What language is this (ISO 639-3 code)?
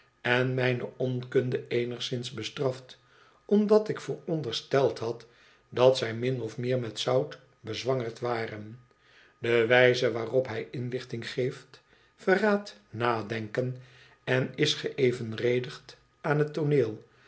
nld